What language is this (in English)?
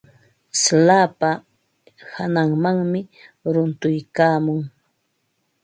Ambo-Pasco Quechua